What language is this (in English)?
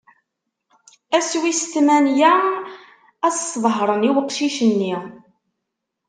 Kabyle